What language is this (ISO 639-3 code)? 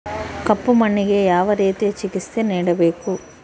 kan